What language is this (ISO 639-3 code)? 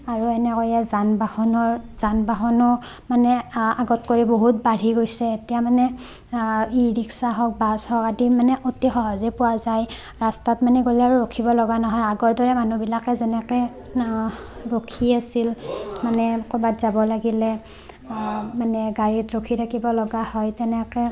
asm